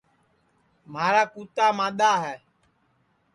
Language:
Sansi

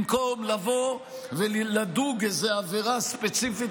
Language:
Hebrew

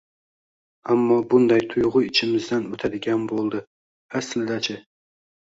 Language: Uzbek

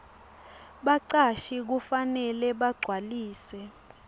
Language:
Swati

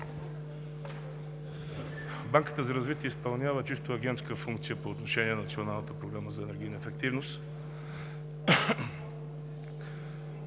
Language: Bulgarian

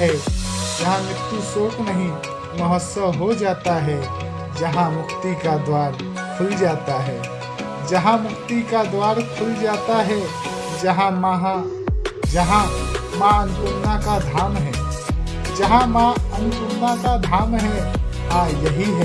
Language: Hindi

